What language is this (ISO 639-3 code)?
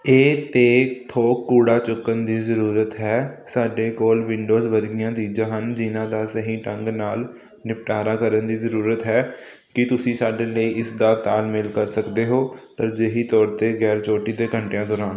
pan